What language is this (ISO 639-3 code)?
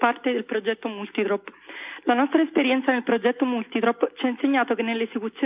ita